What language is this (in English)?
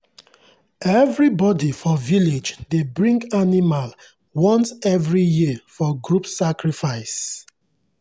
Nigerian Pidgin